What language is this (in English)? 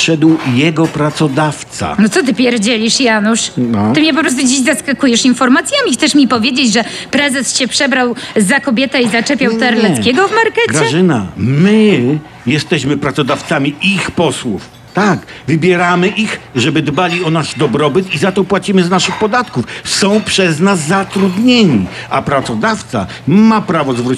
Polish